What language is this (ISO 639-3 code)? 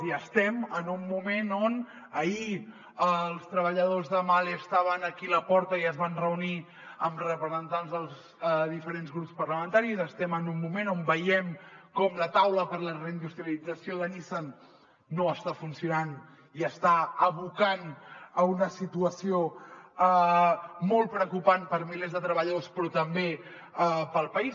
cat